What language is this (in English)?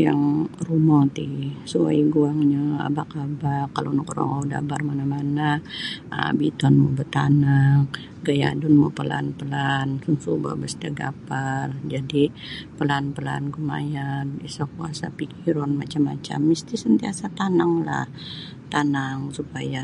Sabah Bisaya